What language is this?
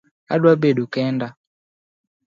Luo (Kenya and Tanzania)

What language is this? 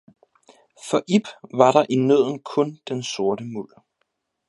Danish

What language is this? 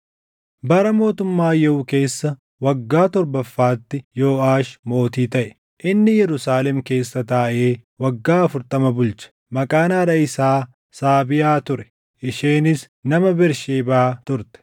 Oromo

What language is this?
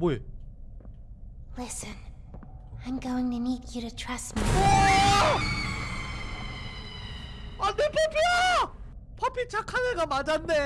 Korean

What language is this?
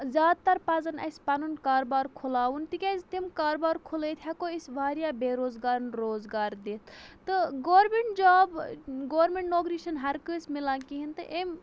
Kashmiri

